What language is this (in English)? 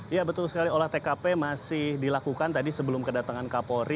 Indonesian